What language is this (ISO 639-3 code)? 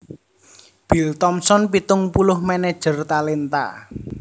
jav